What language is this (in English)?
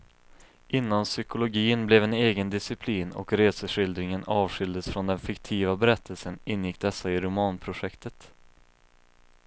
Swedish